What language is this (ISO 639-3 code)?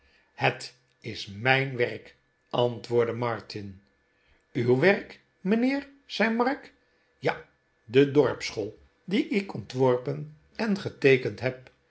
nld